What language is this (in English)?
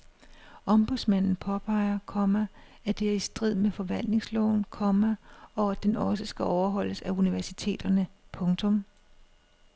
Danish